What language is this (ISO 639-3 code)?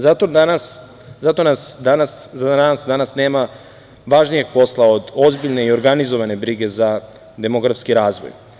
srp